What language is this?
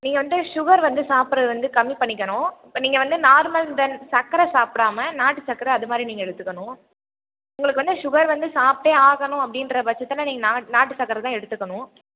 Tamil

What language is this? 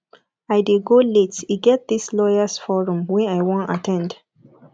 Nigerian Pidgin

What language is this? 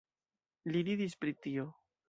Esperanto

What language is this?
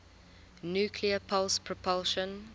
English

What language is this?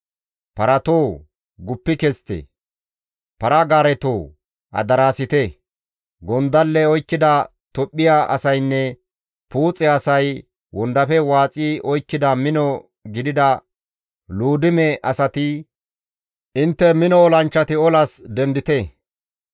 Gamo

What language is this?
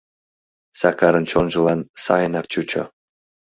Mari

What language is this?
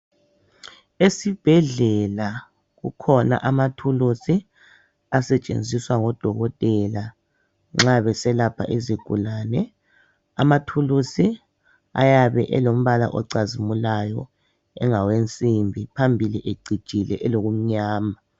North Ndebele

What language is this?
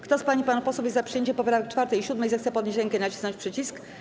Polish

